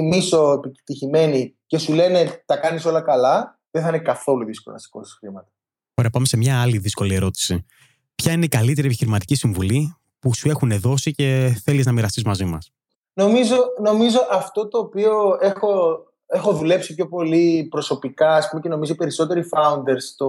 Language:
Greek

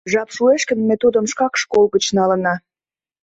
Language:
Mari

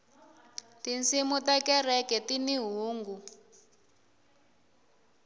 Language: Tsonga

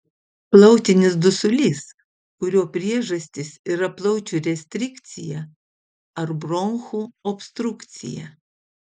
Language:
Lithuanian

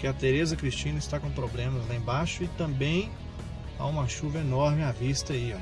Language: Portuguese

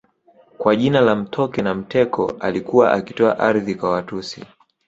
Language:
Swahili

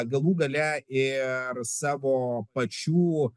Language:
Lithuanian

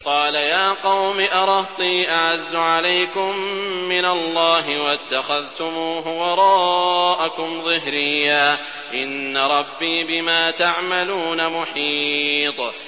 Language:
Arabic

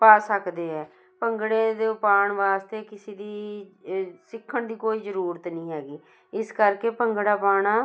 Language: Punjabi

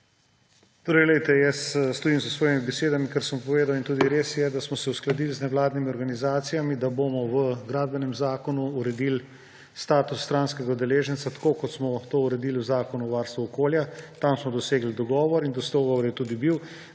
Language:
Slovenian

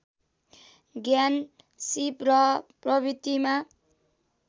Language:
Nepali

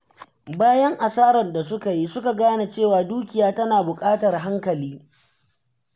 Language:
Hausa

